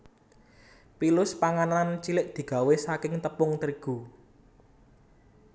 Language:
Javanese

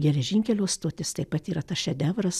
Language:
Lithuanian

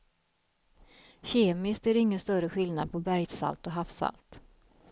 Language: Swedish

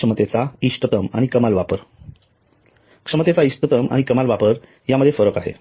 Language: Marathi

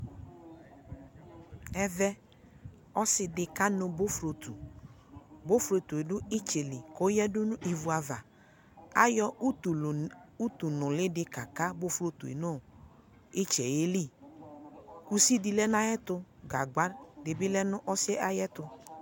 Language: Ikposo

